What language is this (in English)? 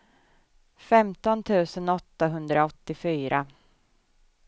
Swedish